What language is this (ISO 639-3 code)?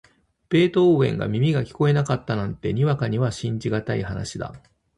jpn